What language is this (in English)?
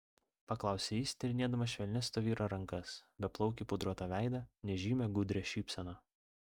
Lithuanian